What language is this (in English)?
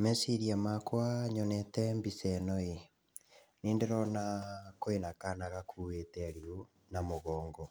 Kikuyu